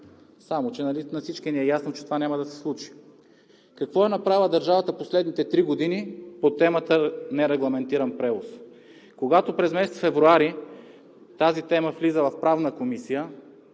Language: Bulgarian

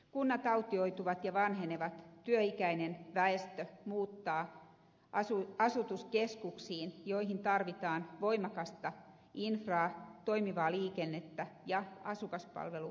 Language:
Finnish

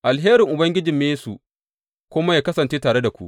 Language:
Hausa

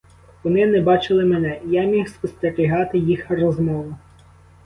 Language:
Ukrainian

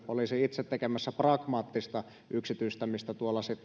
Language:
Finnish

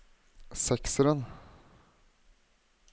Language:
Norwegian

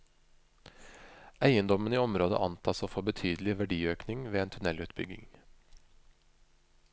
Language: Norwegian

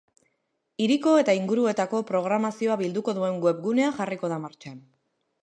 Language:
Basque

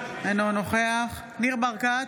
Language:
Hebrew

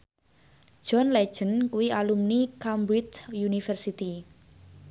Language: Javanese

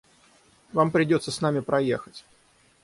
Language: Russian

